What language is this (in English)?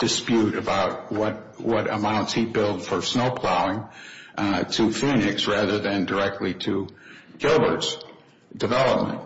English